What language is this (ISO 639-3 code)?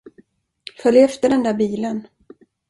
swe